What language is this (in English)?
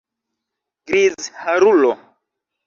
Esperanto